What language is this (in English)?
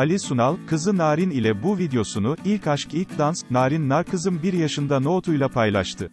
Turkish